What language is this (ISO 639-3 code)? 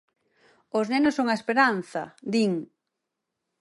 glg